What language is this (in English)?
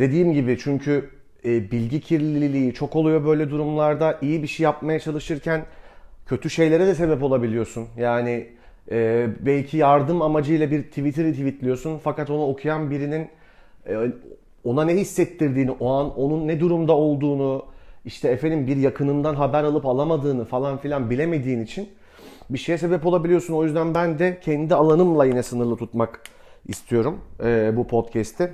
Turkish